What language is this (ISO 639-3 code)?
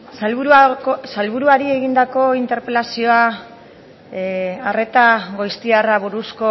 eus